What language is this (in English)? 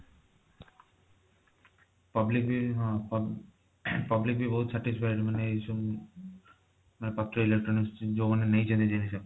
Odia